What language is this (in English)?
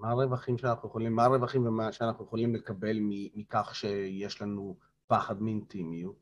Hebrew